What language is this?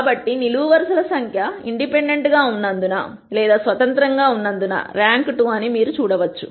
Telugu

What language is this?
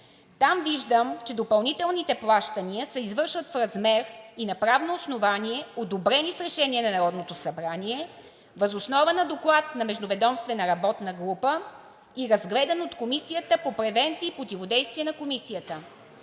Bulgarian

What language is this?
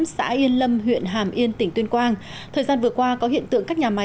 Vietnamese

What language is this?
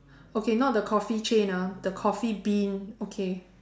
English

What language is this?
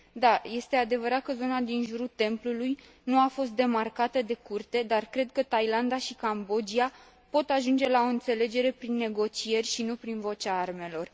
Romanian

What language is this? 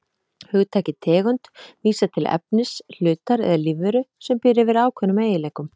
Icelandic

